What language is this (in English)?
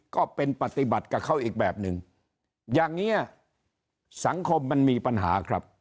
Thai